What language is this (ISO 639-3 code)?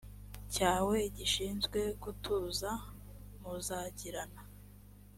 kin